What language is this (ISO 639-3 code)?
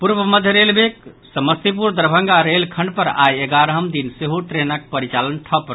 mai